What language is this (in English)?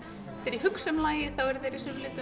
Icelandic